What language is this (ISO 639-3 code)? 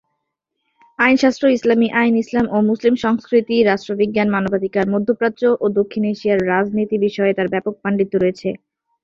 ben